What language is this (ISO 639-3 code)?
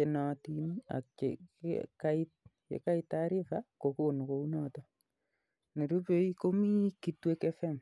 kln